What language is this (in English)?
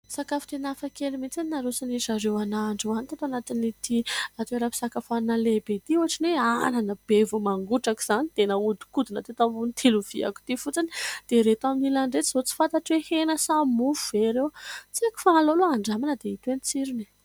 Malagasy